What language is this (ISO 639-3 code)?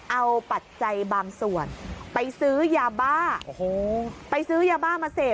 tha